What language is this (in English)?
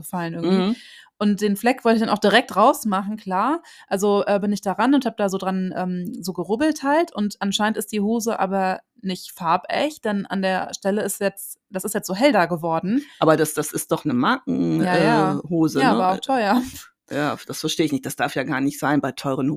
German